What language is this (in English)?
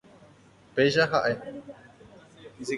Guarani